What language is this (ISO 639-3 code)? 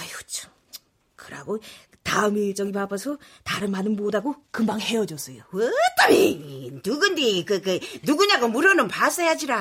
kor